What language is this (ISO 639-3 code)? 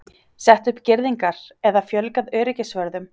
isl